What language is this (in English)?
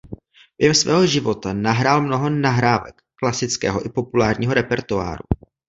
Czech